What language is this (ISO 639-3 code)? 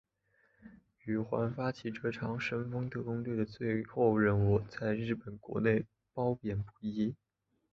zho